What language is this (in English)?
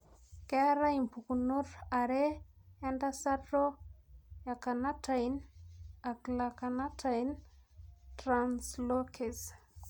Masai